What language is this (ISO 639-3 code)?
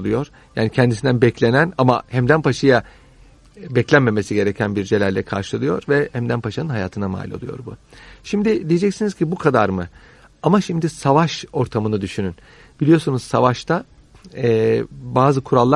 tur